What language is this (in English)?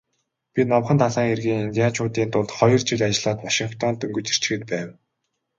Mongolian